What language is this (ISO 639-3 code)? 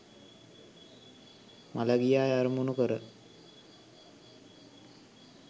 sin